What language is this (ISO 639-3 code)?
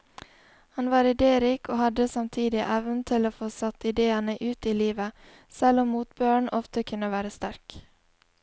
nor